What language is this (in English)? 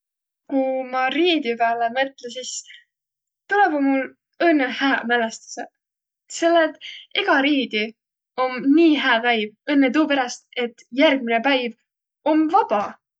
Võro